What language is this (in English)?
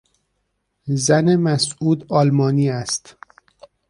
Persian